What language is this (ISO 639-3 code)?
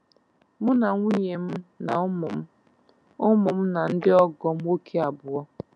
ibo